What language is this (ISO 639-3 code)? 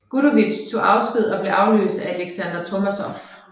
dan